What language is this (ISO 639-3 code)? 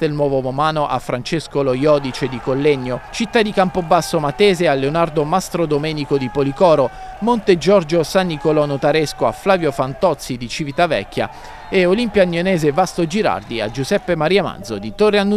ita